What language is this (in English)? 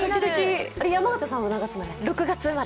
Japanese